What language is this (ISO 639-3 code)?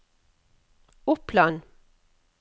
nor